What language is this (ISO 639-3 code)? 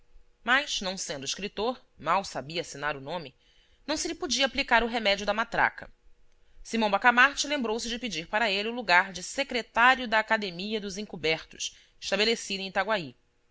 por